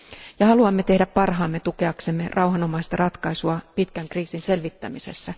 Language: Finnish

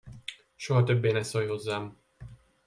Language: Hungarian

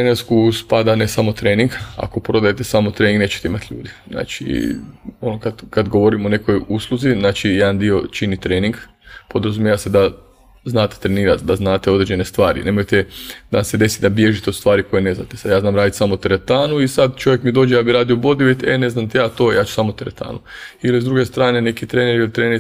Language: Croatian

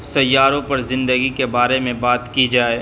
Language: Urdu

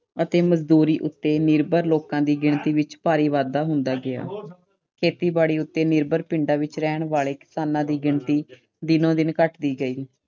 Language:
Punjabi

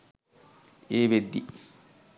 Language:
Sinhala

